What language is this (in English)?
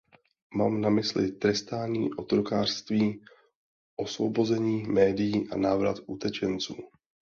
Czech